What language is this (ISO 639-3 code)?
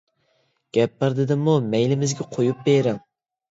uig